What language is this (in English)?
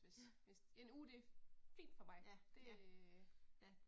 Danish